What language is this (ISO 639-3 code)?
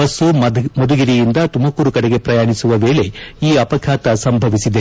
kan